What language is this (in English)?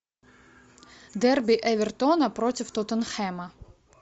Russian